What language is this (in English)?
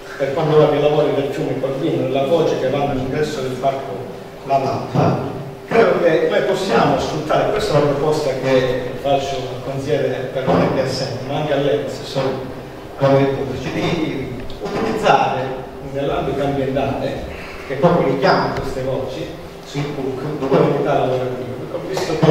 Italian